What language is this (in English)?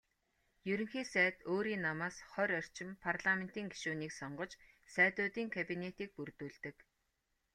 Mongolian